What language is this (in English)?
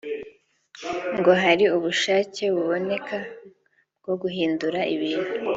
Kinyarwanda